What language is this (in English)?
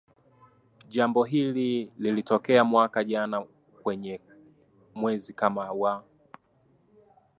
Swahili